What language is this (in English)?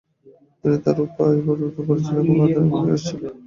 Bangla